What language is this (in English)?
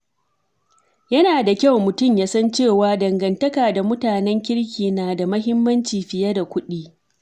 Hausa